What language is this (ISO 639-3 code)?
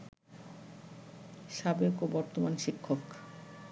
ben